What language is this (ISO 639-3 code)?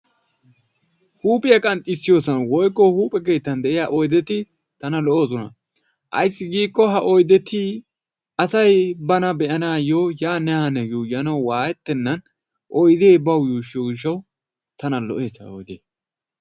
wal